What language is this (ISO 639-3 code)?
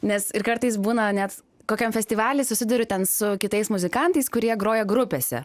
lit